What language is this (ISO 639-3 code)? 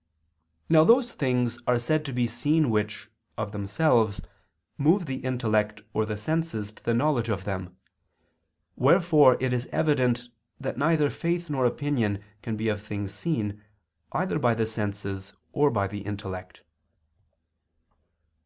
eng